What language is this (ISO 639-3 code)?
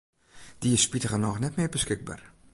fry